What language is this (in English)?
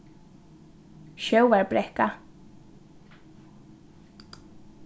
Faroese